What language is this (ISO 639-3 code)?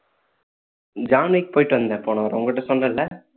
tam